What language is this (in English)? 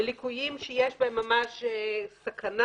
Hebrew